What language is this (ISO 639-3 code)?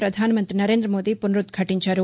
tel